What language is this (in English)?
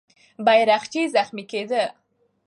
Pashto